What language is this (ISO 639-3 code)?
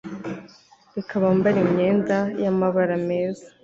kin